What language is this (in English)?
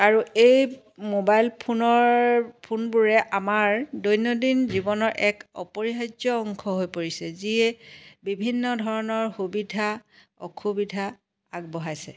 Assamese